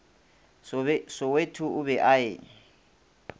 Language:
Northern Sotho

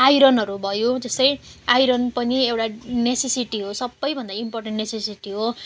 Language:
Nepali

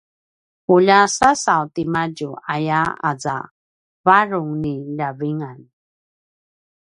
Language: Paiwan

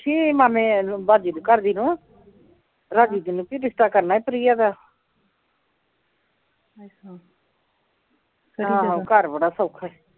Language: Punjabi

